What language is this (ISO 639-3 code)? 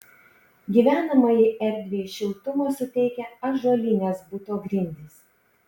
lit